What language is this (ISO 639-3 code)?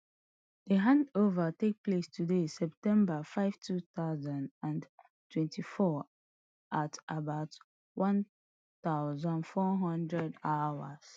pcm